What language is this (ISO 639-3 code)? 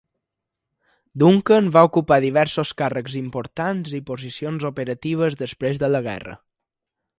cat